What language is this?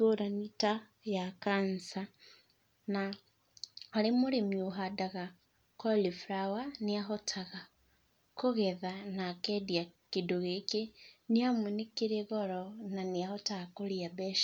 Kikuyu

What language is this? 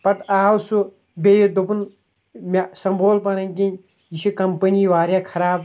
Kashmiri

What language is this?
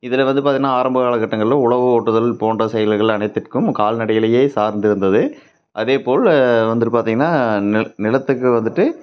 Tamil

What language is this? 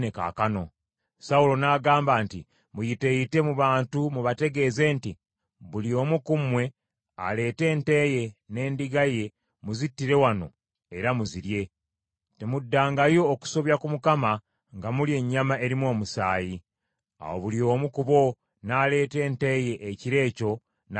Ganda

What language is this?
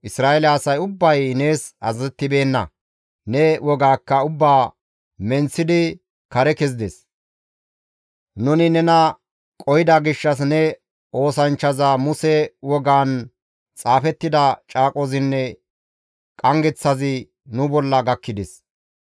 Gamo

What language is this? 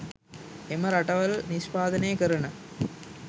Sinhala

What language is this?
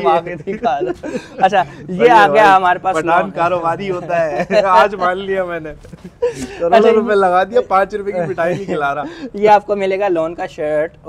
Hindi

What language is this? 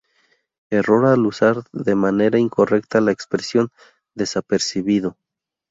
Spanish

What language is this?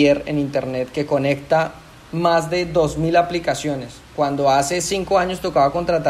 Spanish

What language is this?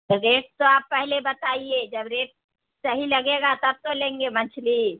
Urdu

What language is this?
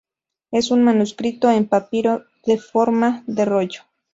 Spanish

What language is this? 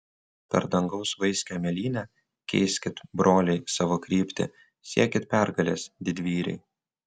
Lithuanian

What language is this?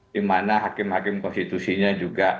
Indonesian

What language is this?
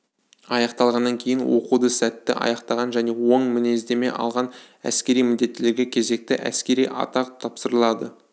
Kazakh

